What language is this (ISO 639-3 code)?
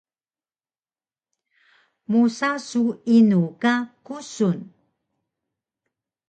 trv